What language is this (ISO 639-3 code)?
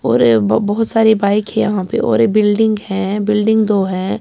urd